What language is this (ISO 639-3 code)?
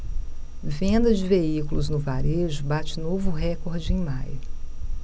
por